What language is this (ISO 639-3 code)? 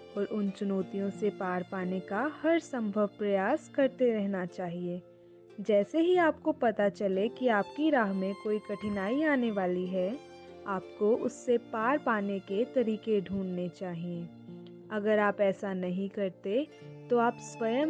hin